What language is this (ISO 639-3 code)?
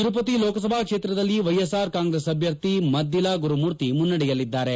kan